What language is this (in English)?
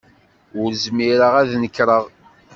Kabyle